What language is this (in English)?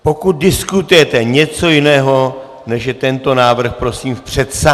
Czech